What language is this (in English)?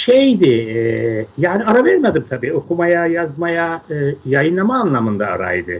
Turkish